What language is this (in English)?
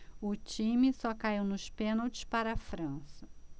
Portuguese